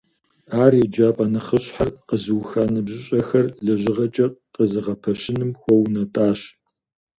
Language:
Kabardian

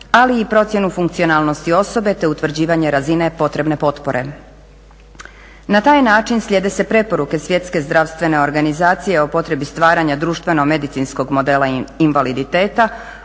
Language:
Croatian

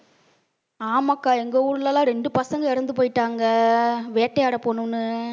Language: Tamil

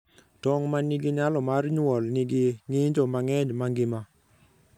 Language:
Luo (Kenya and Tanzania)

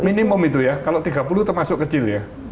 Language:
Indonesian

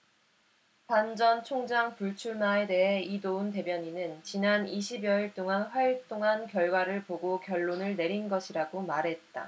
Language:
Korean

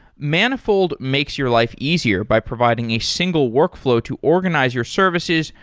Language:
English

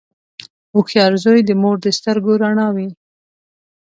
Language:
Pashto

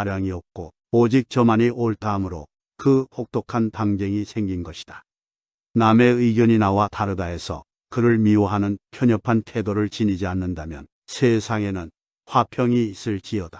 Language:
Korean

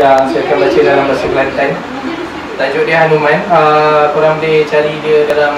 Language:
Malay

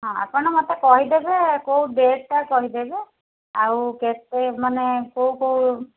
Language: Odia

